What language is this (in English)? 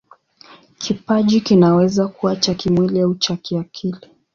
Swahili